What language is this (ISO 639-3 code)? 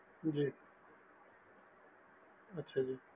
pan